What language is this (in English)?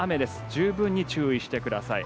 Japanese